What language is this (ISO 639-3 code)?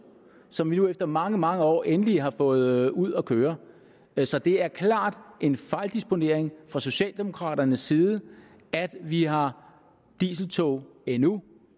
dan